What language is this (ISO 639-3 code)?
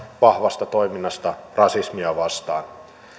fin